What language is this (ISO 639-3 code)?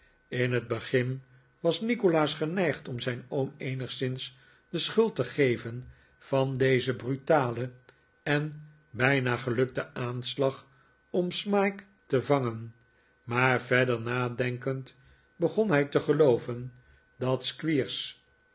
nld